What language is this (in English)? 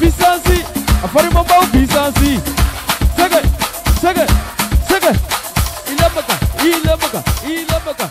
Thai